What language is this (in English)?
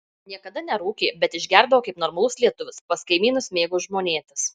Lithuanian